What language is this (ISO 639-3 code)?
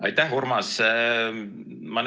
est